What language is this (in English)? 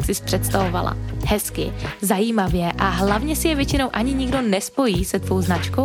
Czech